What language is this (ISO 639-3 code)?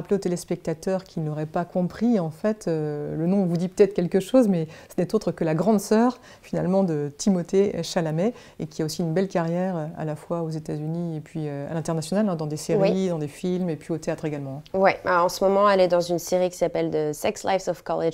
fra